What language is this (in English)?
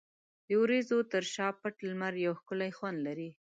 Pashto